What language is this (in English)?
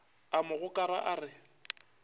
Northern Sotho